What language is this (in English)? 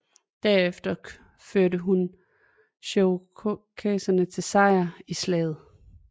Danish